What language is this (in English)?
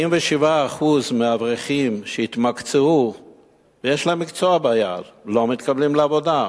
Hebrew